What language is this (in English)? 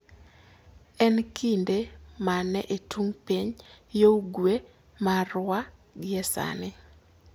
Luo (Kenya and Tanzania)